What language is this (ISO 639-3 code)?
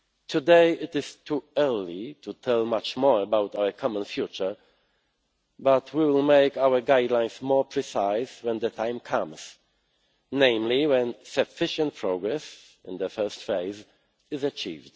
eng